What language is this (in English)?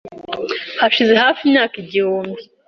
Kinyarwanda